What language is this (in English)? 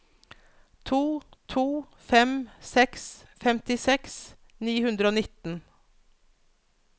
Norwegian